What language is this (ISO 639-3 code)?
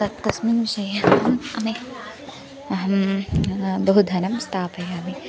san